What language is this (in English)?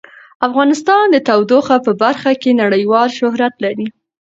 Pashto